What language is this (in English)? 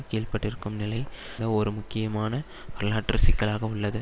Tamil